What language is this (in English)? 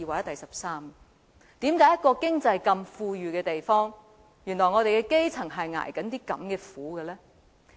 Cantonese